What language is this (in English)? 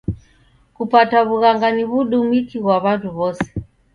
Taita